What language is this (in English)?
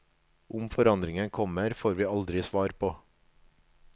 Norwegian